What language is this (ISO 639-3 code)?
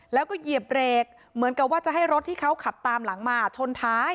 tha